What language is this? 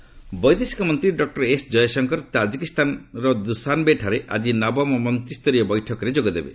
Odia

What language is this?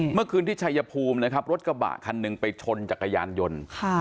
Thai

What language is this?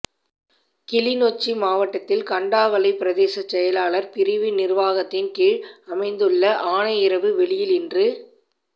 Tamil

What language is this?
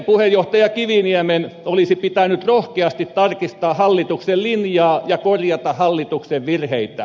Finnish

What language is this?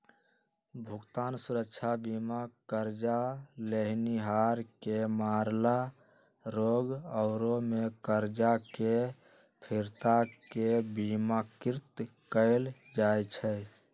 Magahi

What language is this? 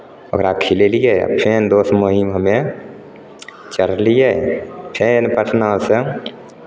Maithili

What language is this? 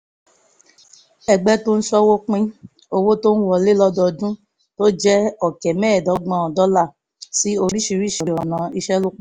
Yoruba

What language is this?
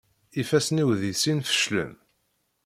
Kabyle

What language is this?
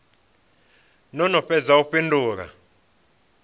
Venda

